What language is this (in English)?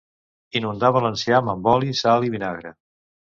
Catalan